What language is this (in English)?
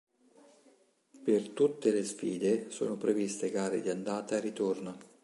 Italian